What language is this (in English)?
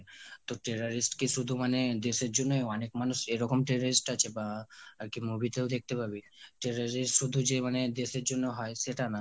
Bangla